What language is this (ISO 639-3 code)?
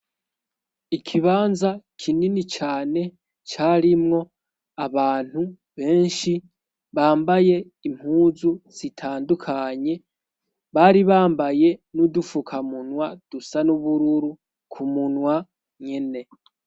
run